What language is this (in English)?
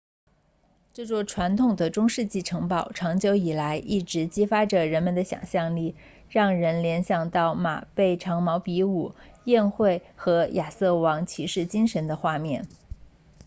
Chinese